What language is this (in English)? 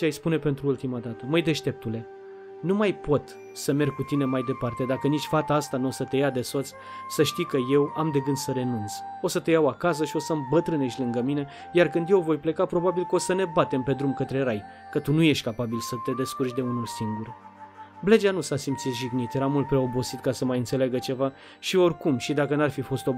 Romanian